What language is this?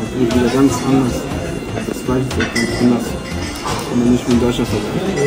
German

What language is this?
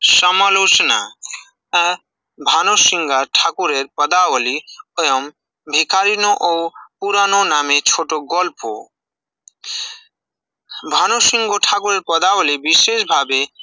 Bangla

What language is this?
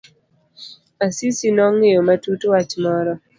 Luo (Kenya and Tanzania)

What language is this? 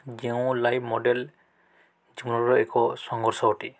Odia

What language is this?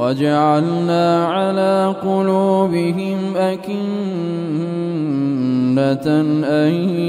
Arabic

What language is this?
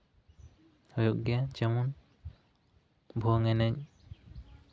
Santali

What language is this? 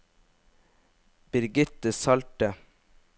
Norwegian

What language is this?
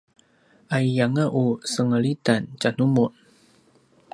Paiwan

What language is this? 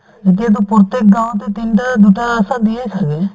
Assamese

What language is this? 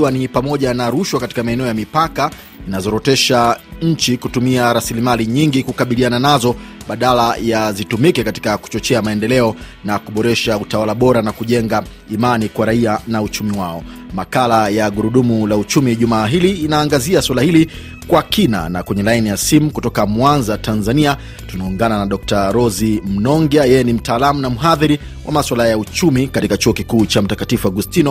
Swahili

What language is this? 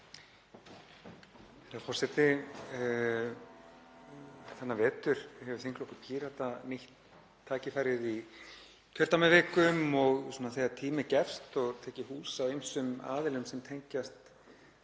Icelandic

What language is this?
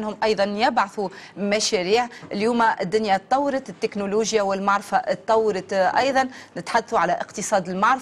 Arabic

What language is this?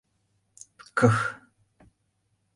Mari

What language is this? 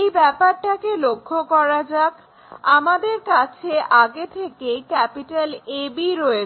Bangla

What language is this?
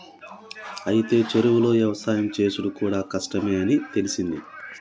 Telugu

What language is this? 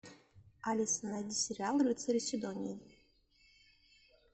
Russian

